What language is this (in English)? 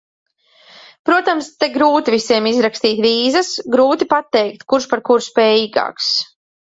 Latvian